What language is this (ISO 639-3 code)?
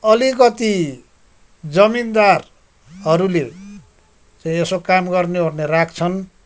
nep